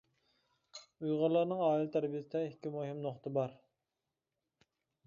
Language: Uyghur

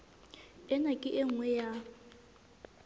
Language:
Southern Sotho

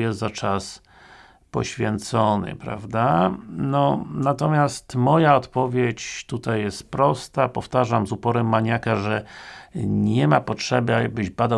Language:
Polish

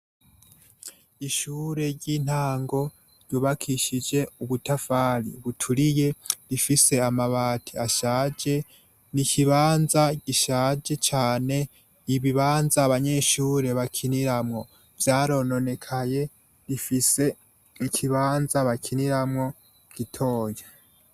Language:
Rundi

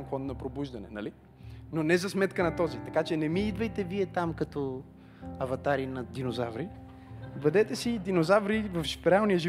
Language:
Bulgarian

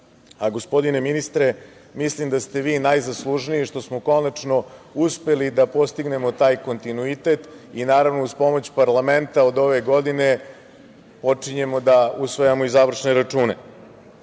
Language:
Serbian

